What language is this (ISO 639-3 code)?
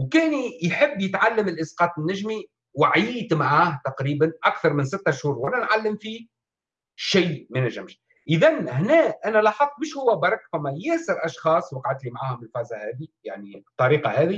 ara